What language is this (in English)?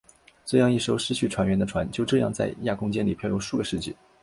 Chinese